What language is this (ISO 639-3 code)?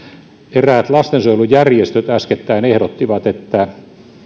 fin